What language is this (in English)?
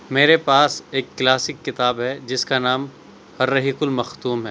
Urdu